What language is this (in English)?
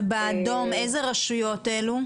Hebrew